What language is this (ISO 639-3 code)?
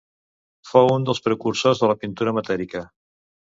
cat